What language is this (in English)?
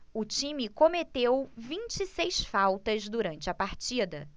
Portuguese